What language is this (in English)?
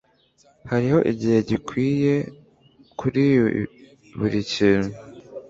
Kinyarwanda